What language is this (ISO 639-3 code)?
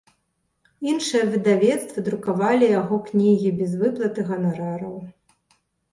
bel